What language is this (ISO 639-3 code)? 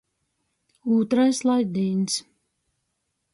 ltg